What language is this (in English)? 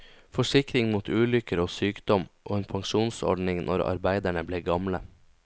Norwegian